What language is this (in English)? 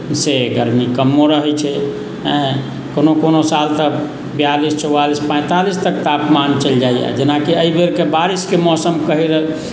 Maithili